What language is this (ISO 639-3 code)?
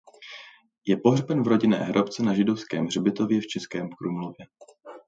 ces